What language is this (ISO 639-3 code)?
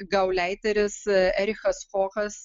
lit